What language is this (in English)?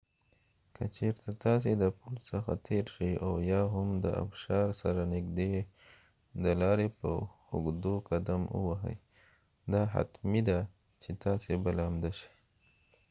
Pashto